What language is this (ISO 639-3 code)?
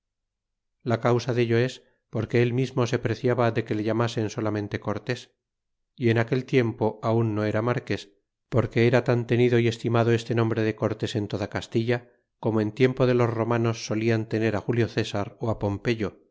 spa